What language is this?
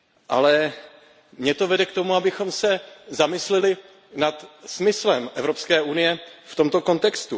Czech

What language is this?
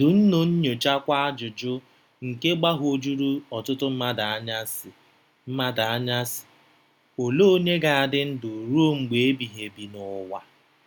Igbo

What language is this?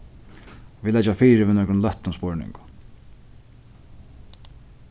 Faroese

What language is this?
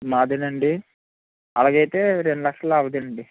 Telugu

